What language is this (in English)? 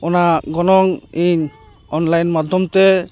Santali